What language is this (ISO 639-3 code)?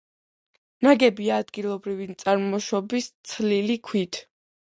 kat